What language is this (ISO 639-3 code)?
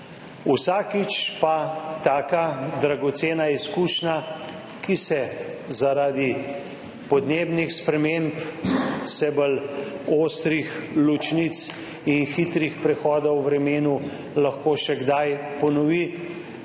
slv